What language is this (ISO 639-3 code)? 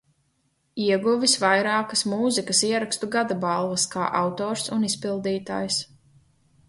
lav